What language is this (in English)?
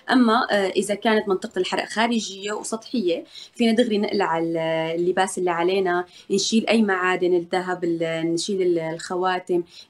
Arabic